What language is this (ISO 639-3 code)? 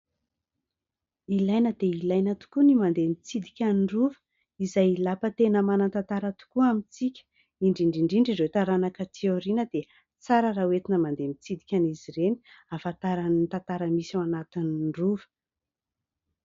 mlg